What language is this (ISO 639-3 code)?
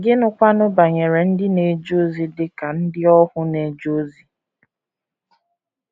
ibo